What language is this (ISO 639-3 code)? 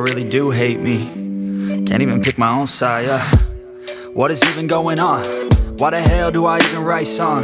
eng